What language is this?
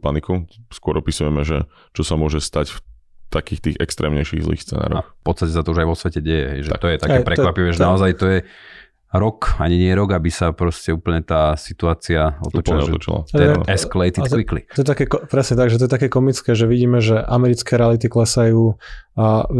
Slovak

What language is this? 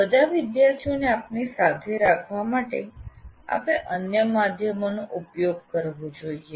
Gujarati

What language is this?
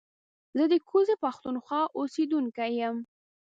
Pashto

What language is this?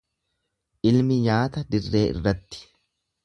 Oromo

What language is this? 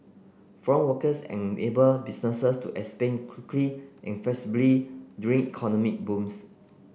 English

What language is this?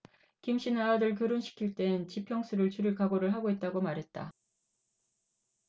Korean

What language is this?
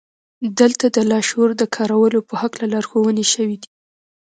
Pashto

